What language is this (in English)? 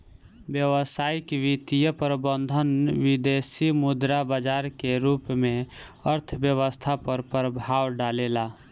Bhojpuri